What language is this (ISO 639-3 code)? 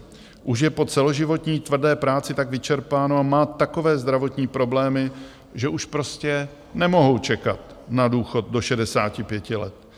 ces